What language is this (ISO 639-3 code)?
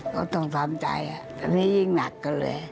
tha